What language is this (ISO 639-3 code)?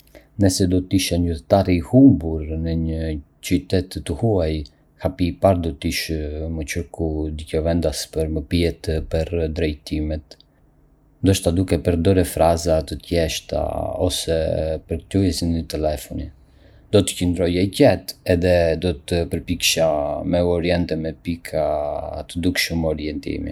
aae